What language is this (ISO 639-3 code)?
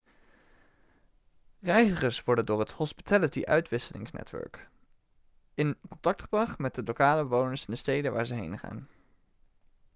nld